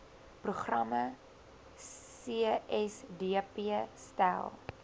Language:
Afrikaans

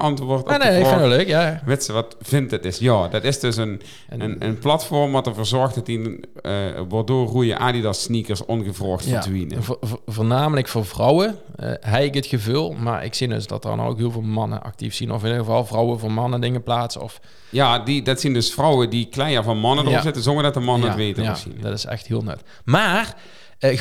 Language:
Dutch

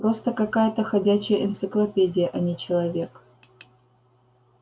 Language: Russian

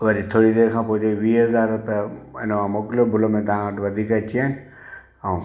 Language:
Sindhi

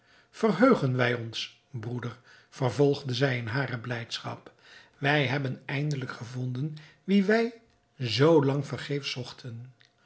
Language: Dutch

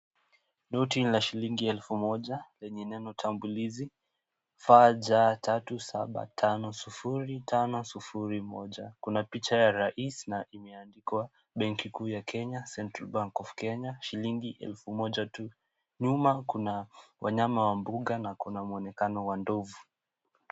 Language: Swahili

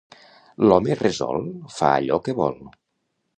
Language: Catalan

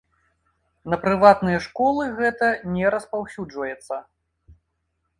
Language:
Belarusian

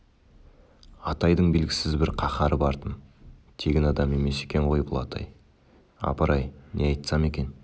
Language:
Kazakh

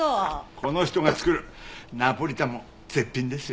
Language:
Japanese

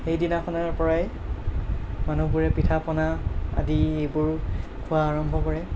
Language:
Assamese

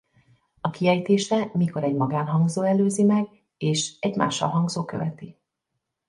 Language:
Hungarian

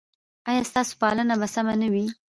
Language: Pashto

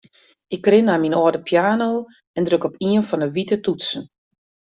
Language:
Western Frisian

